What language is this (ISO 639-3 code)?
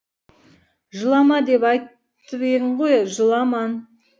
kaz